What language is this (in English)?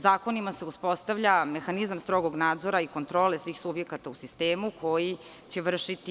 Serbian